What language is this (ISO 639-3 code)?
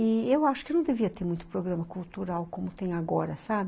por